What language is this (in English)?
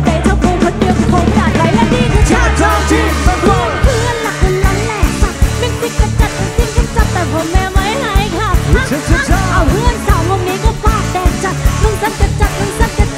Thai